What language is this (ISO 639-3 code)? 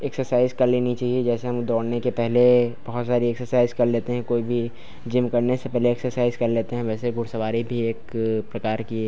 hin